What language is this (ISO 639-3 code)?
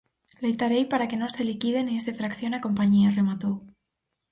glg